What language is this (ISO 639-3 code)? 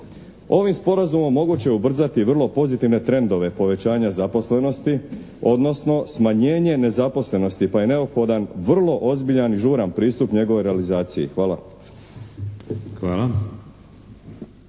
hrv